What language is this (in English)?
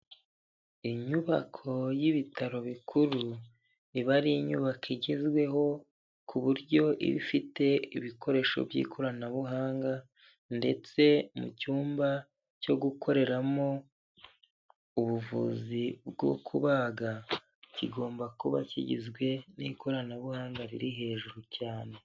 Kinyarwanda